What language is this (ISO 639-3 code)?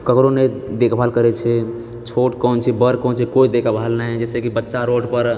mai